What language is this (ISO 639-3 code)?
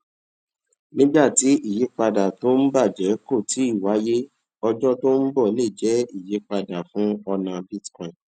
yor